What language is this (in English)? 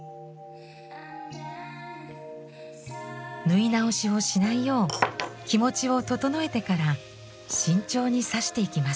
Japanese